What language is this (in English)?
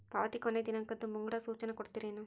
Kannada